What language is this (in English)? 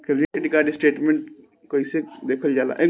Bhojpuri